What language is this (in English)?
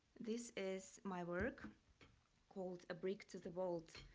English